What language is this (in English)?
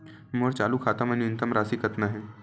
Chhattisgarhi